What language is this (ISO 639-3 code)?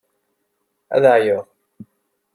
kab